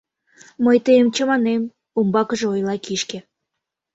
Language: Mari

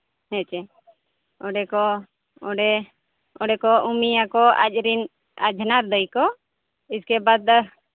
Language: Santali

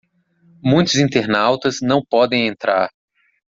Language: Portuguese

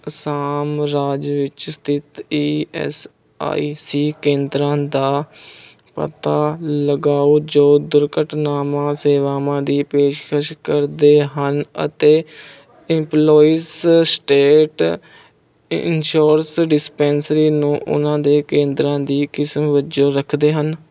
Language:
Punjabi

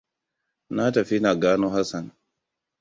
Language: Hausa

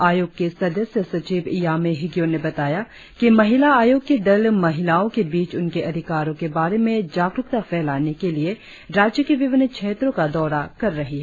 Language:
Hindi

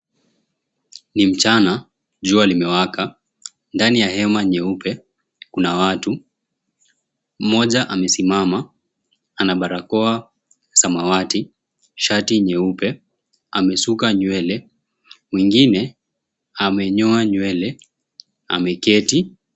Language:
Swahili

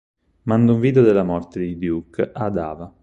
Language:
Italian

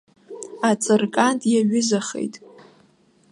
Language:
Abkhazian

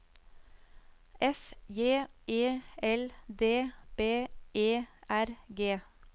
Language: Norwegian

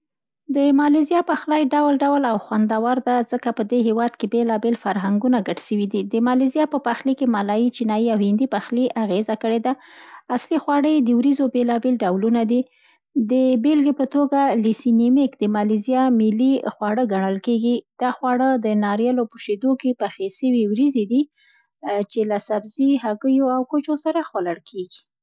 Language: Central Pashto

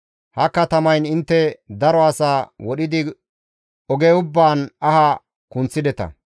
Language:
Gamo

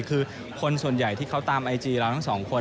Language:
Thai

